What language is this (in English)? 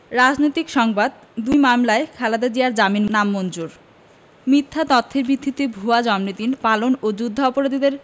Bangla